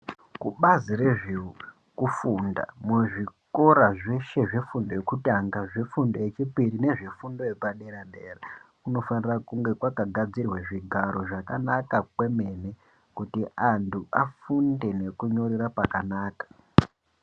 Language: Ndau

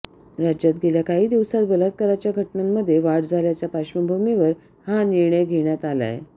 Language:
Marathi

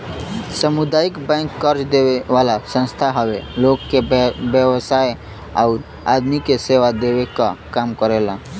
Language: Bhojpuri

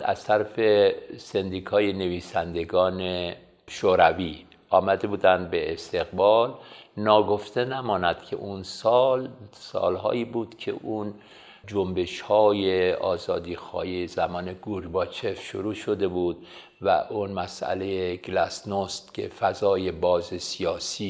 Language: Persian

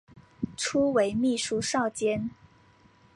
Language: Chinese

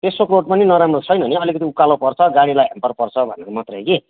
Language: Nepali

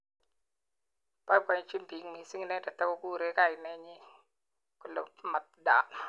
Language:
Kalenjin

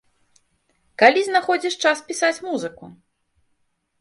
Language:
Belarusian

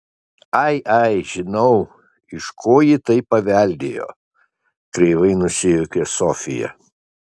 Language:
Lithuanian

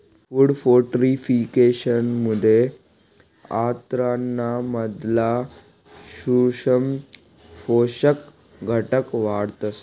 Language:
Marathi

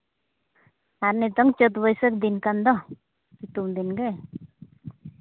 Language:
Santali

